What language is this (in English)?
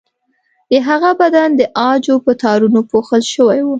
Pashto